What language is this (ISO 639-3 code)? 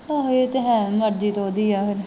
pan